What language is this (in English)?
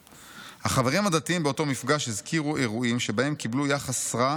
Hebrew